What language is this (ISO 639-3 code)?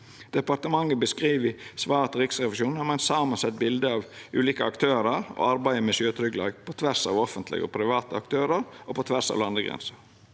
nor